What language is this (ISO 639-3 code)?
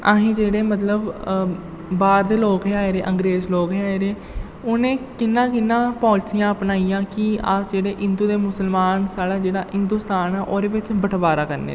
doi